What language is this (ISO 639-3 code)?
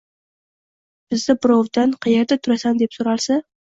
uzb